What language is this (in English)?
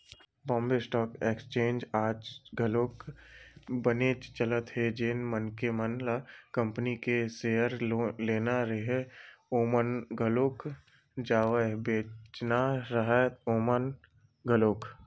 Chhattisgarhi